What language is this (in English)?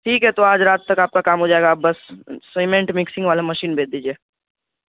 Urdu